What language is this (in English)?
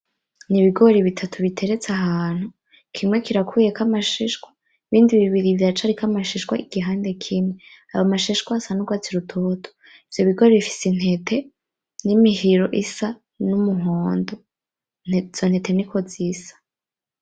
Rundi